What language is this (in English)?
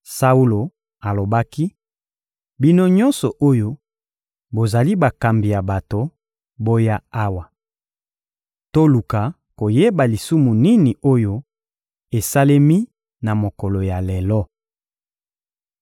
Lingala